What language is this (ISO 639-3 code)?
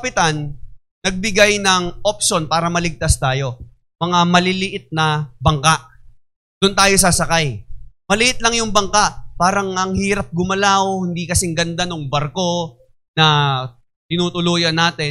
fil